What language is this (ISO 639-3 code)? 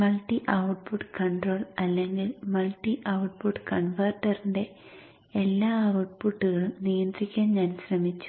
mal